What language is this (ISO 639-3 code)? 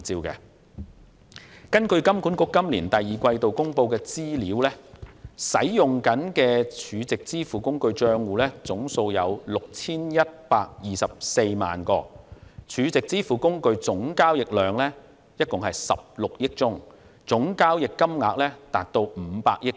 yue